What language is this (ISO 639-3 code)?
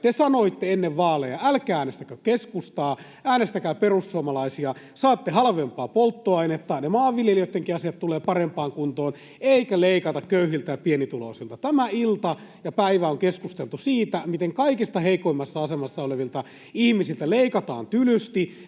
fin